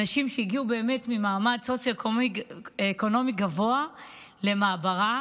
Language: Hebrew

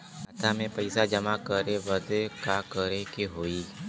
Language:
Bhojpuri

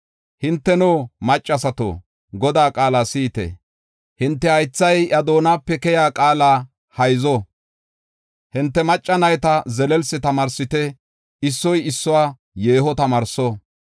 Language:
Gofa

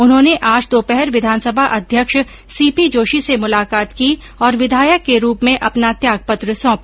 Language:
Hindi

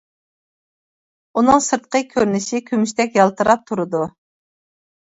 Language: Uyghur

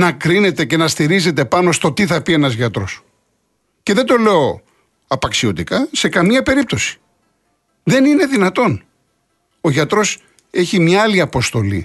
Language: Greek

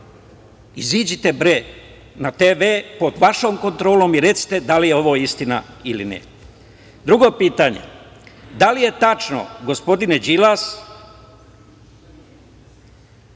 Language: Serbian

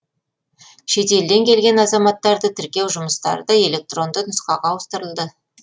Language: Kazakh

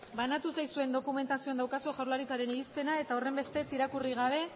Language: Basque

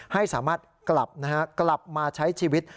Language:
Thai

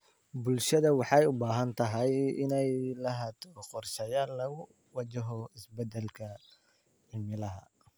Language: Somali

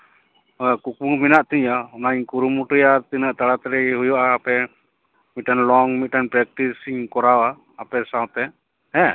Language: Santali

